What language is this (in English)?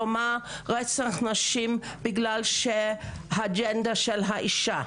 Hebrew